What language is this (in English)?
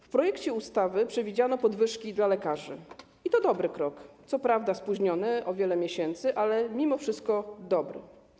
Polish